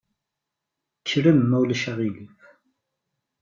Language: Kabyle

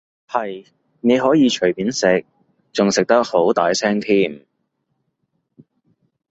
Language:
Cantonese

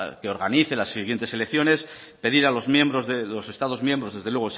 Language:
Spanish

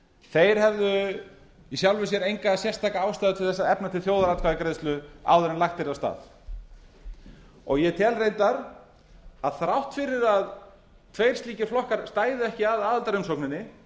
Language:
Icelandic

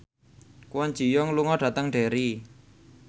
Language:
Javanese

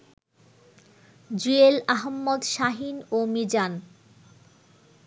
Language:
Bangla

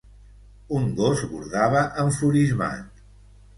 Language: Catalan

